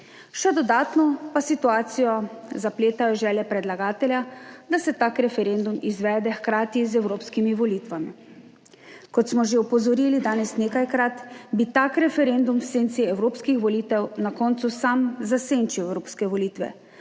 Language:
Slovenian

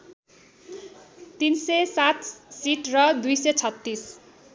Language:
Nepali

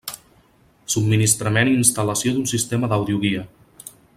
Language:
Catalan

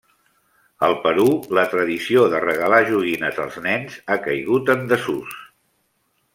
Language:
Catalan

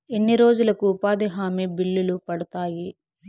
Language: Telugu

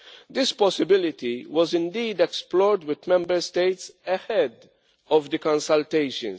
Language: English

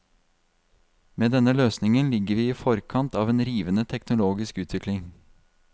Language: Norwegian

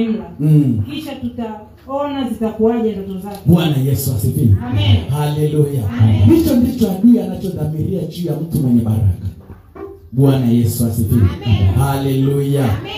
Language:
Swahili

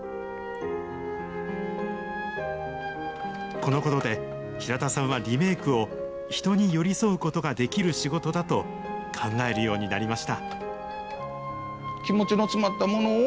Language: Japanese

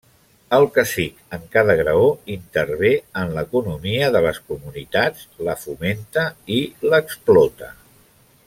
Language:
Catalan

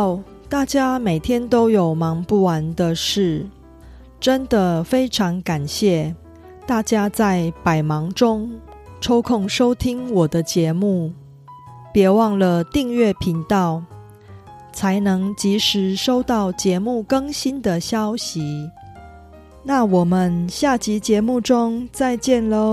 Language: Korean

